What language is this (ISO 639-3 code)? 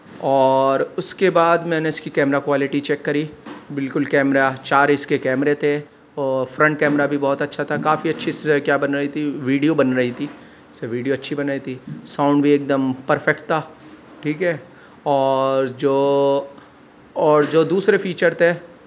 urd